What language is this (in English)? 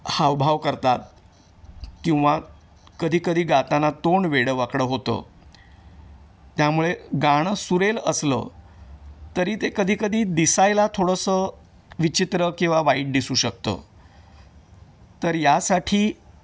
Marathi